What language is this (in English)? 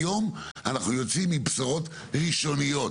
Hebrew